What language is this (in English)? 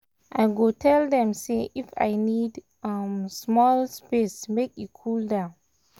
Nigerian Pidgin